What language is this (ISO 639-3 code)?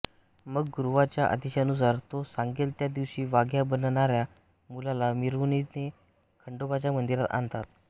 mar